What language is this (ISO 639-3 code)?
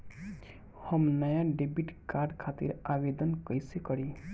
bho